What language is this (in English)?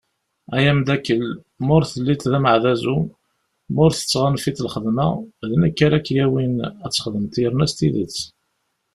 Kabyle